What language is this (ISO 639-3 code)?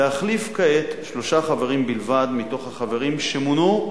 heb